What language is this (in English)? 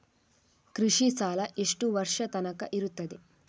Kannada